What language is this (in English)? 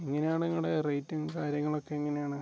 Malayalam